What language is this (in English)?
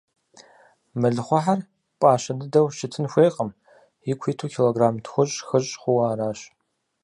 Kabardian